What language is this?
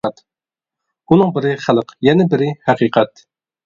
Uyghur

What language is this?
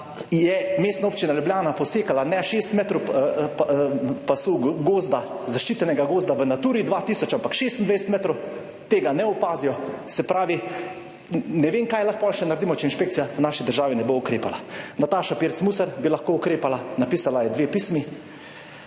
Slovenian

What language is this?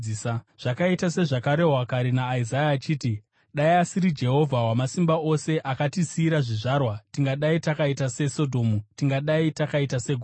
Shona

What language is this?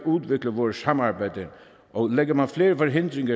Danish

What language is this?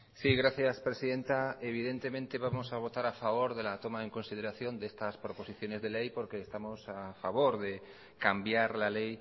Spanish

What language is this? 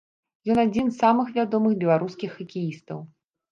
Belarusian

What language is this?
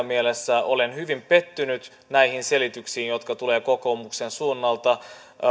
Finnish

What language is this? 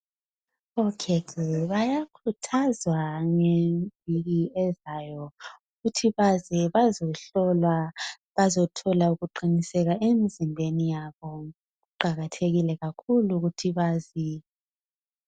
North Ndebele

